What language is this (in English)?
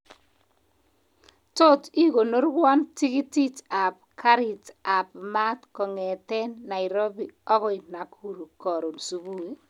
Kalenjin